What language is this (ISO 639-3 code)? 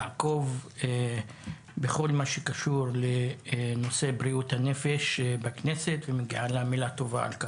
heb